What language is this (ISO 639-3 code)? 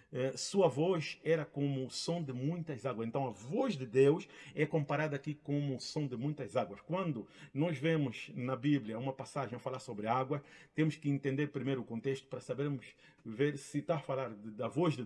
por